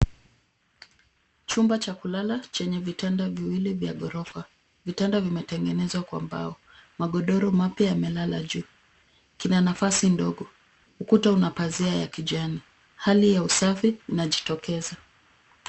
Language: Swahili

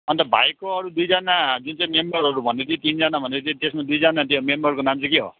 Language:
Nepali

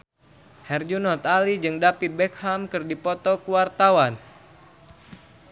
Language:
Sundanese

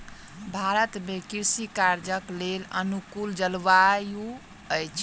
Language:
Maithili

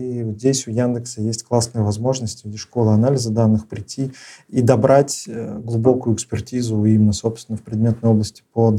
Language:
Russian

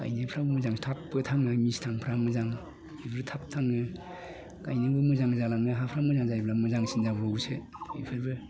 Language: Bodo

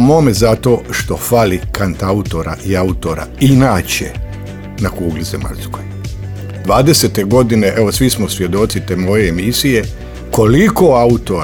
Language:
Croatian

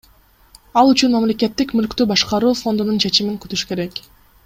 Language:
Kyrgyz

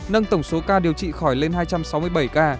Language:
Vietnamese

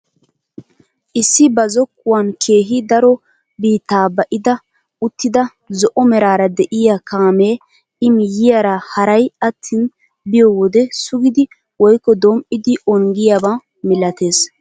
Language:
Wolaytta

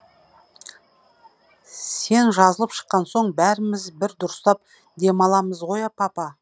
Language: Kazakh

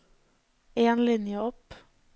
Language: Norwegian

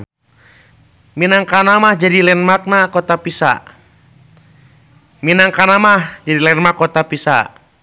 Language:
Sundanese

